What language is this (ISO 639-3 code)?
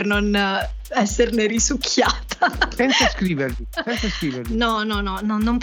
ita